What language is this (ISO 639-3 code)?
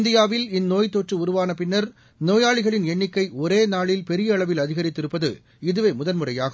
tam